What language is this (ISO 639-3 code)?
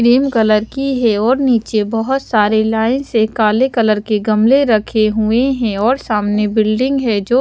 hin